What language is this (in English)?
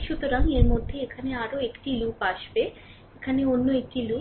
Bangla